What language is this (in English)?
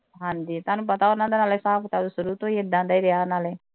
Punjabi